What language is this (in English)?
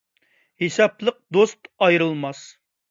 Uyghur